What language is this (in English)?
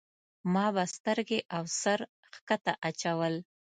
Pashto